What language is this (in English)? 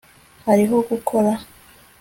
Kinyarwanda